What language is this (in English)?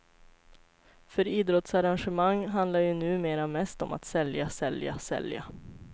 Swedish